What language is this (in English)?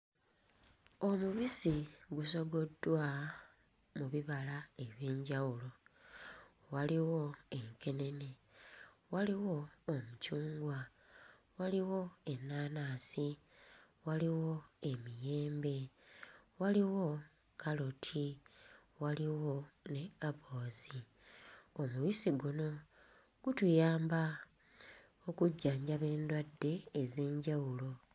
Ganda